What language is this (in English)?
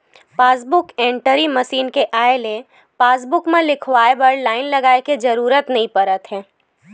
Chhattisgarhi